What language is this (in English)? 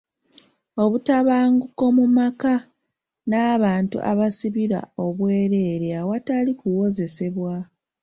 Ganda